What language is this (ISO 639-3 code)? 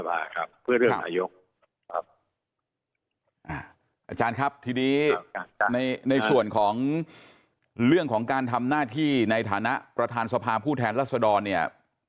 tha